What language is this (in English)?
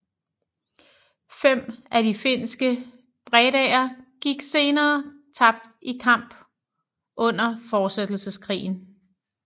Danish